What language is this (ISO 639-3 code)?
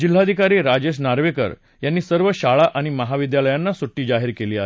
mar